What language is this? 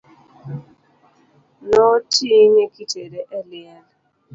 Luo (Kenya and Tanzania)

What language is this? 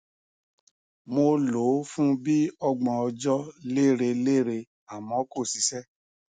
Yoruba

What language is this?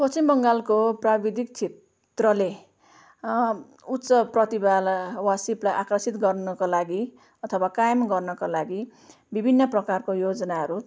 Nepali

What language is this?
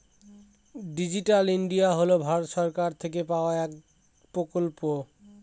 Bangla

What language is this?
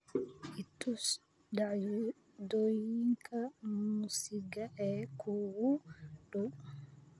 Somali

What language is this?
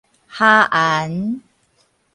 Min Nan Chinese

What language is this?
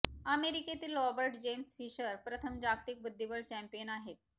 Marathi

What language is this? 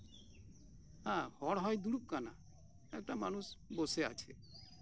Santali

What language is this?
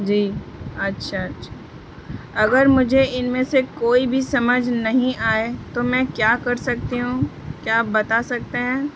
Urdu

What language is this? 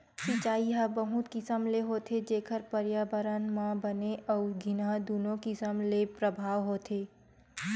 Chhattisgarhi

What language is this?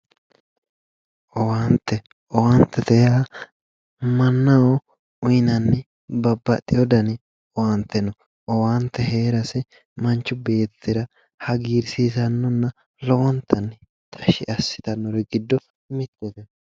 Sidamo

